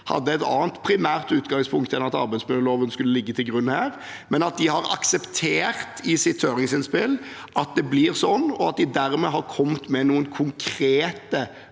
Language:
Norwegian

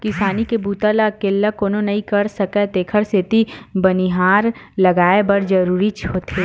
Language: Chhattisgarhi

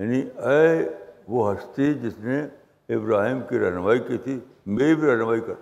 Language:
Urdu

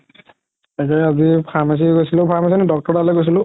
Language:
Assamese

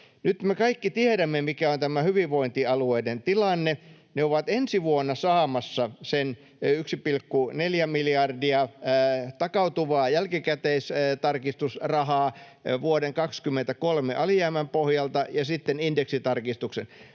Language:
Finnish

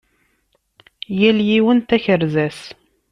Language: Kabyle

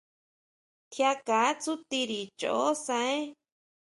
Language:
Huautla Mazatec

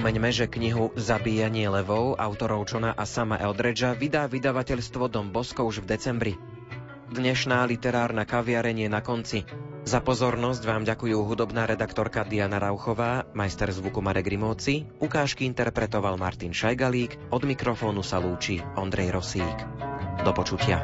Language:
Slovak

